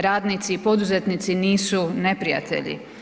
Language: Croatian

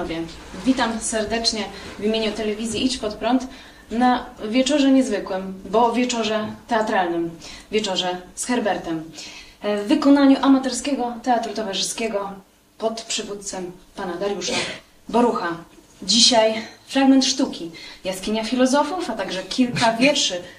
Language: Polish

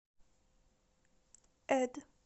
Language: Russian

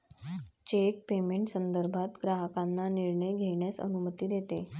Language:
Marathi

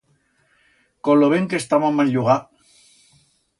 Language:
Aragonese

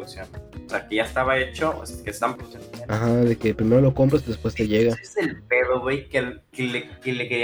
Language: Spanish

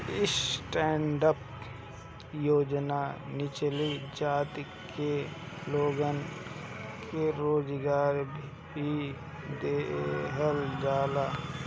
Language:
Bhojpuri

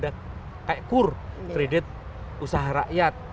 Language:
Indonesian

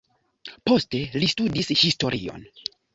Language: Esperanto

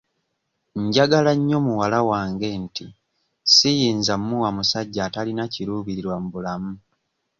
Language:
Ganda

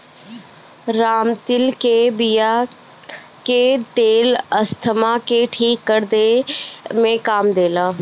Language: Bhojpuri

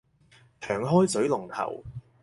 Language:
Cantonese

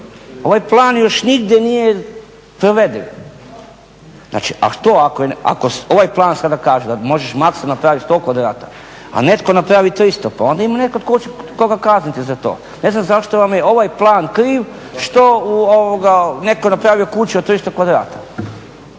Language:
Croatian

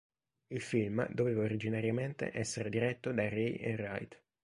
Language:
Italian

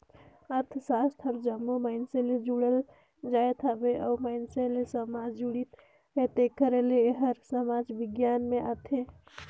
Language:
Chhattisgarhi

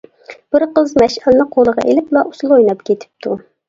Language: Uyghur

